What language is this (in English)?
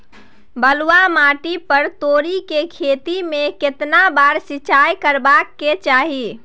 Maithili